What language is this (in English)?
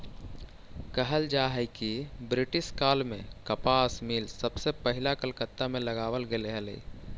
Magahi